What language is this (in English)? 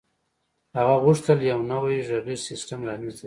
Pashto